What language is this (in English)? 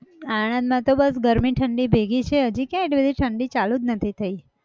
Gujarati